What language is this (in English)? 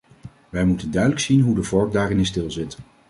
Dutch